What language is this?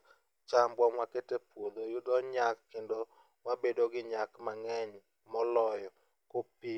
Luo (Kenya and Tanzania)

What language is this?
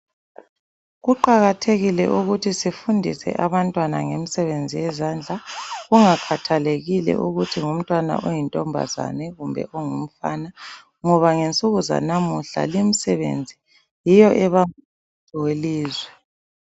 North Ndebele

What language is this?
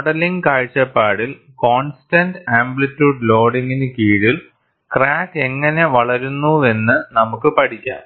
Malayalam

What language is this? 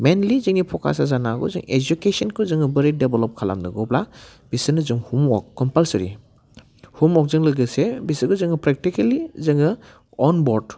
Bodo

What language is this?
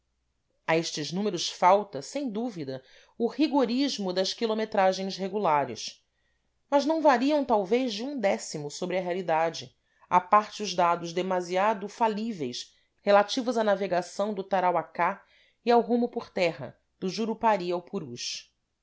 Portuguese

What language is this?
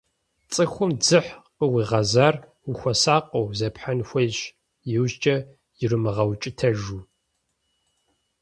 Kabardian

